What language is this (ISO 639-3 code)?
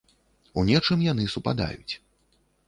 bel